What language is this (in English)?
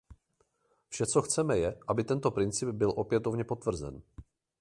Czech